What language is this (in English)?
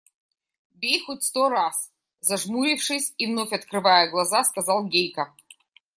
Russian